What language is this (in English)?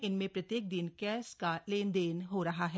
Hindi